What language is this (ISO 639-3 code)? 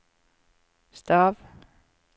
nor